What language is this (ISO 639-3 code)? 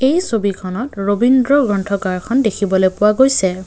asm